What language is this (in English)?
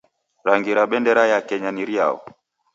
Taita